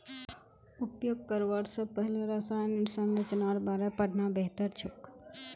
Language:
Magahi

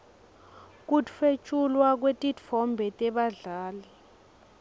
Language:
Swati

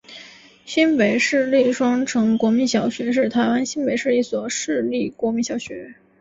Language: Chinese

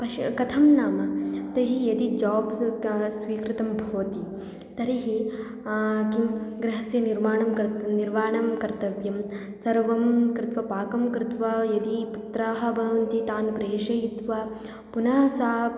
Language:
Sanskrit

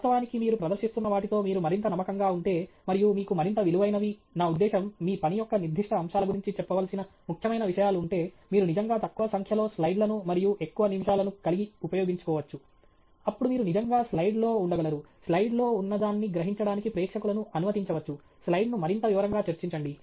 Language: Telugu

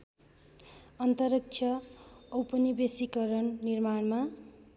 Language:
Nepali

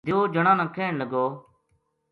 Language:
Gujari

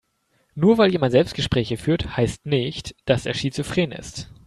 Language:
German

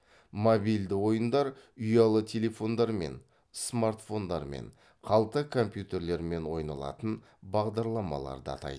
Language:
Kazakh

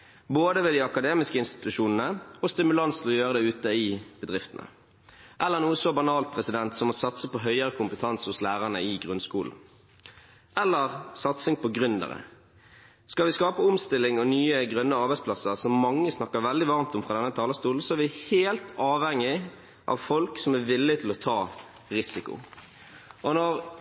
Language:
Norwegian Bokmål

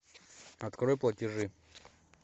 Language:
Russian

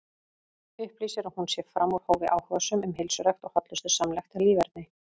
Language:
Icelandic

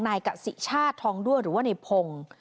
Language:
Thai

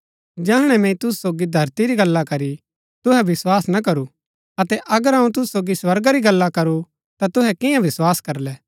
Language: Gaddi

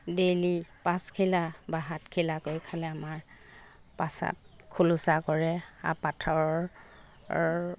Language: Assamese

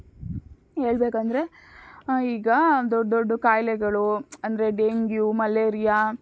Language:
Kannada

